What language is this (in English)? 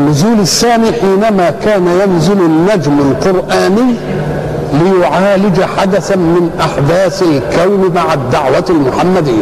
Arabic